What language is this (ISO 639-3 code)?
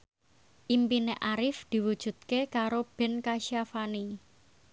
jav